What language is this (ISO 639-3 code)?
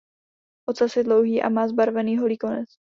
ces